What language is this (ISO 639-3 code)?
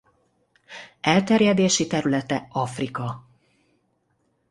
hun